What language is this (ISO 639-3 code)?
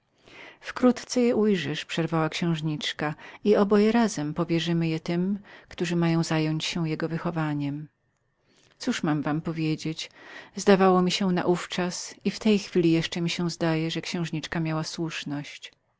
pol